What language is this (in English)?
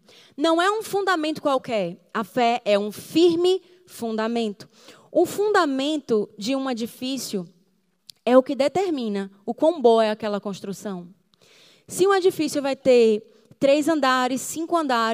Portuguese